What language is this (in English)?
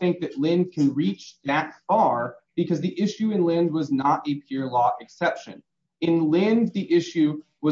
English